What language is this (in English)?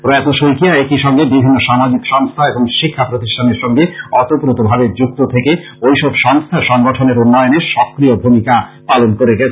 Bangla